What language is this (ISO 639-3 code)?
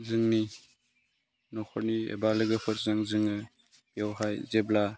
brx